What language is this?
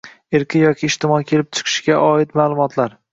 Uzbek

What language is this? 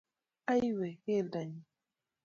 Kalenjin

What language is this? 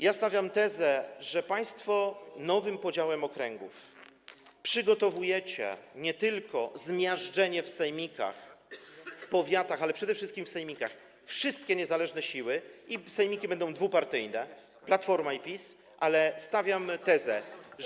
Polish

